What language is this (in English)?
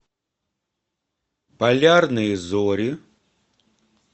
Russian